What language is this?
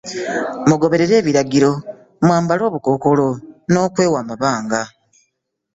Ganda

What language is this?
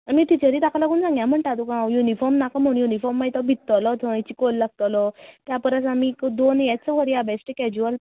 Konkani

